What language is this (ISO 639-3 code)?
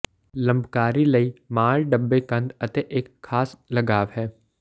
pan